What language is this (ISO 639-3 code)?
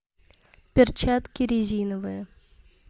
rus